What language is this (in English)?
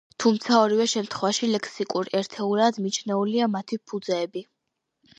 Georgian